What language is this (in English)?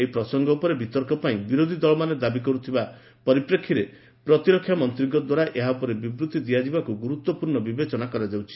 Odia